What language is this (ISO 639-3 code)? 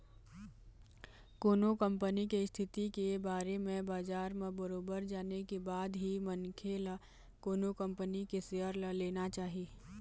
hne